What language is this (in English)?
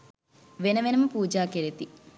Sinhala